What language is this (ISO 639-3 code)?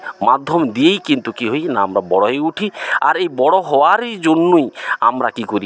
ben